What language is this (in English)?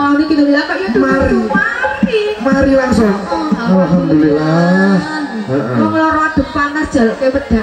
Indonesian